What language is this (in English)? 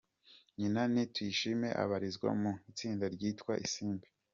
Kinyarwanda